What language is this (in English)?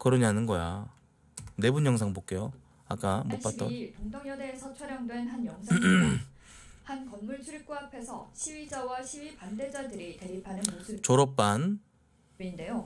Korean